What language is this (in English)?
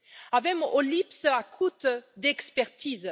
Romanian